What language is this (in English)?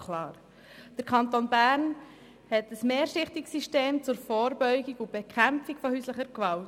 Swiss German